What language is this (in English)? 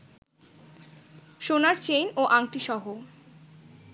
Bangla